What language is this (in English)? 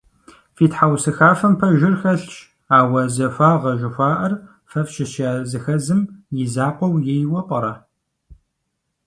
Kabardian